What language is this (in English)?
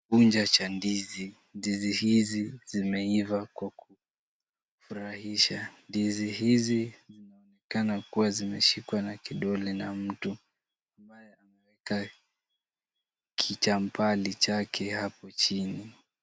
Swahili